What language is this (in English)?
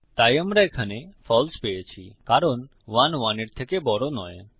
Bangla